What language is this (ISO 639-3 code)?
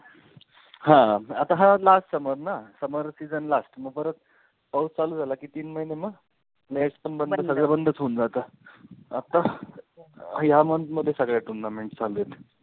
mar